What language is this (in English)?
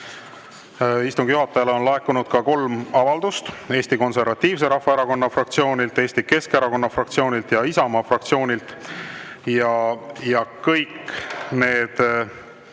Estonian